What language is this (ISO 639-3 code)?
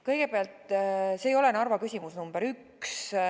est